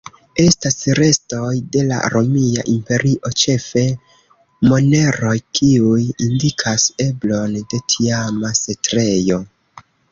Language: Esperanto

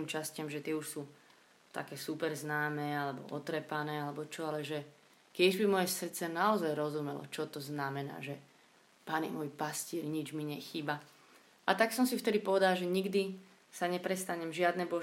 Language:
Slovak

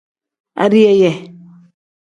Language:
Tem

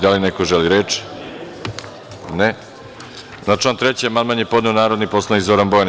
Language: Serbian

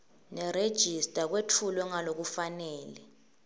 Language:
Swati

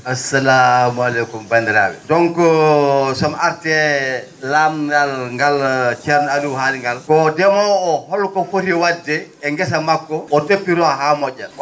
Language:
Fula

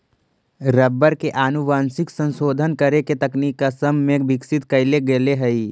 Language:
Magahi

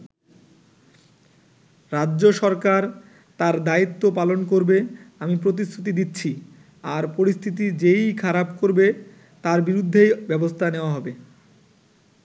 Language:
Bangla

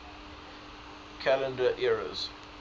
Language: English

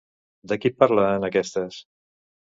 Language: Catalan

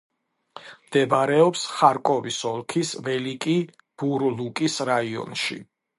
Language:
Georgian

